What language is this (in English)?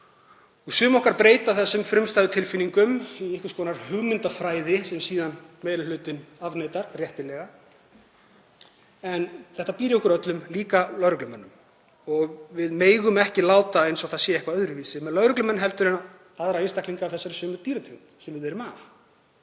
Icelandic